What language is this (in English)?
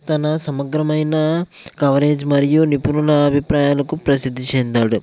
Telugu